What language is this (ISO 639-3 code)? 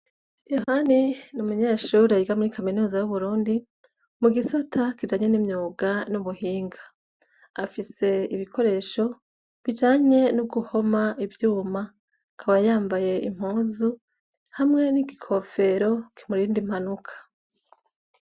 run